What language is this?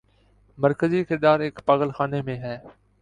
Urdu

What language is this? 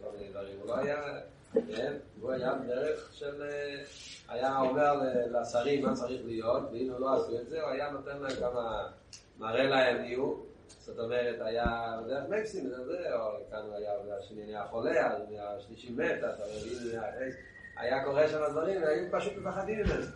Hebrew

